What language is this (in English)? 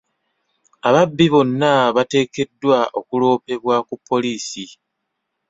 Ganda